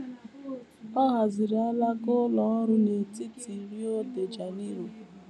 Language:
Igbo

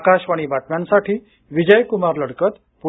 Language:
Marathi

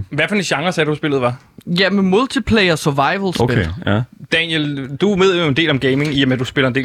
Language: Danish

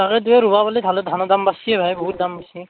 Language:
Assamese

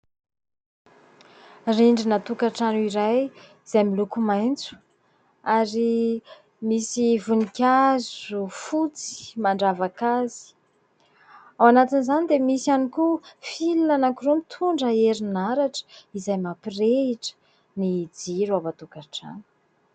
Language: Malagasy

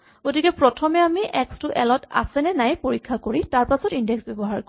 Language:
Assamese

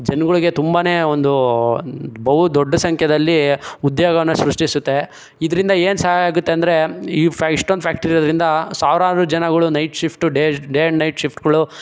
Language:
Kannada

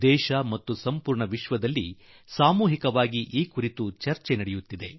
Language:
Kannada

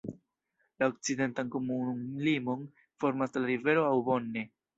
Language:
Esperanto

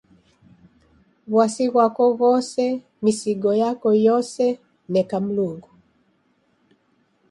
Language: Taita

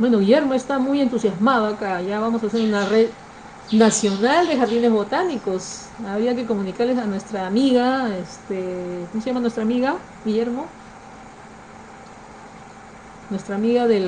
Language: Spanish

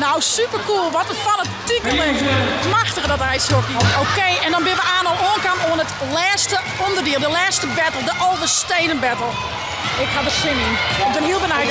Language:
Dutch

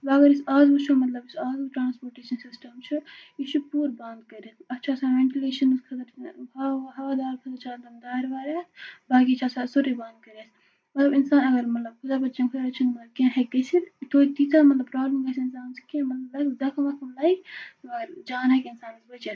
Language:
Kashmiri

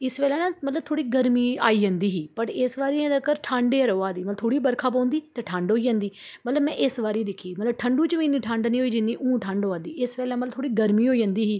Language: Dogri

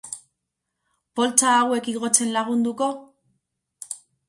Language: Basque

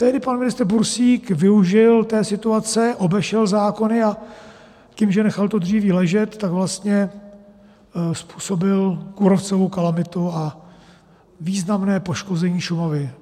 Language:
Czech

